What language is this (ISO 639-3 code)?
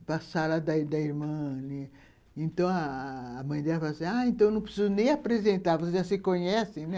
por